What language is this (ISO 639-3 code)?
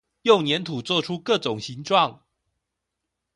zho